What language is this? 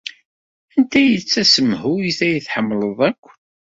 Kabyle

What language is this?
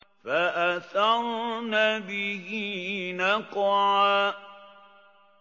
Arabic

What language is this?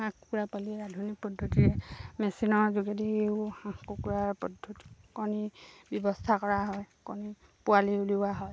Assamese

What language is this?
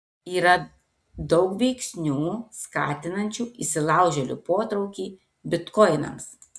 Lithuanian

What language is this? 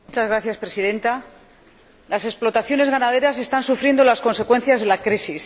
Spanish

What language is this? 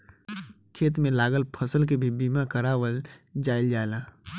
Bhojpuri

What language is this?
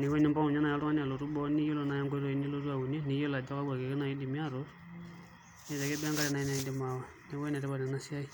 Masai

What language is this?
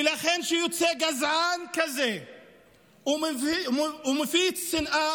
Hebrew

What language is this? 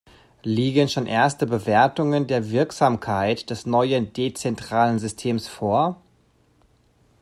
German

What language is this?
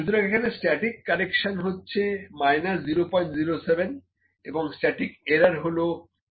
Bangla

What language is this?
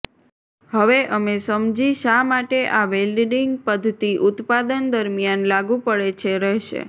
Gujarati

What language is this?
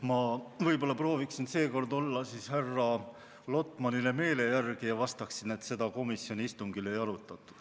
Estonian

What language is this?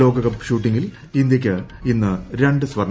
Malayalam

